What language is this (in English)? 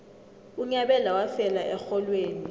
South Ndebele